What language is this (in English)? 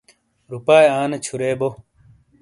Shina